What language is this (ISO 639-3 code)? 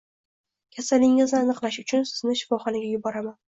uzb